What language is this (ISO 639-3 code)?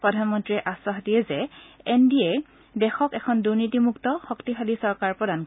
asm